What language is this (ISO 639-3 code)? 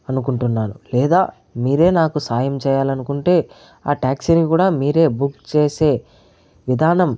tel